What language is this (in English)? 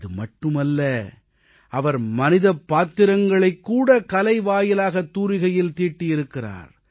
Tamil